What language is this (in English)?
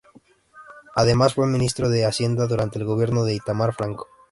Spanish